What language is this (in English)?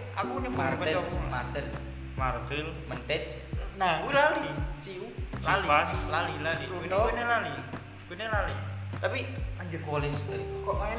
Indonesian